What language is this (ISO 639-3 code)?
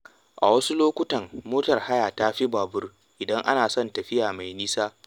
hau